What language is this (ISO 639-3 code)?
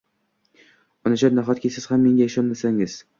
uzb